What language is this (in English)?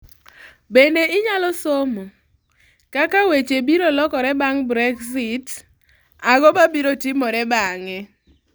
Luo (Kenya and Tanzania)